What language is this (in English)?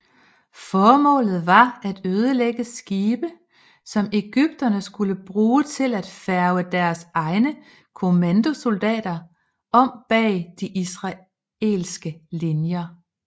Danish